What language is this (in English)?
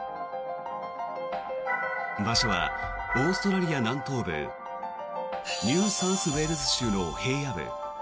Japanese